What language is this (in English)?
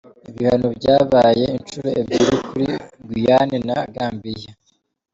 Kinyarwanda